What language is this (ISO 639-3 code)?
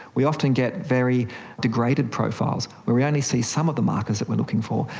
eng